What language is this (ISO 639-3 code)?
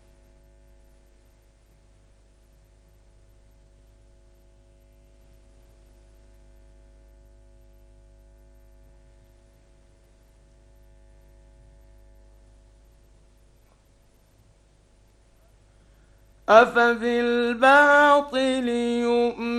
ara